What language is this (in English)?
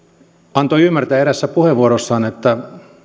Finnish